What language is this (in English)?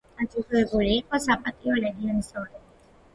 Georgian